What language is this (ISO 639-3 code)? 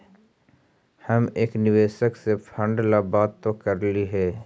mag